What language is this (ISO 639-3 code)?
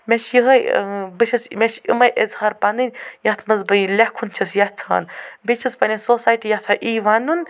kas